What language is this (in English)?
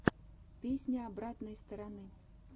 Russian